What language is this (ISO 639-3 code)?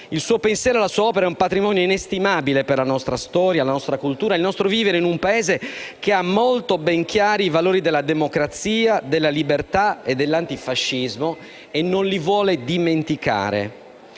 ita